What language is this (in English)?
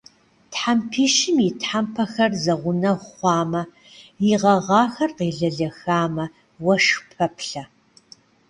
Kabardian